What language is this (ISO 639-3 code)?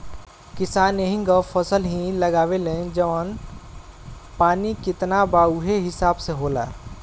bho